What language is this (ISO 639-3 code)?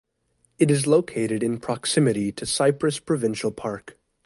eng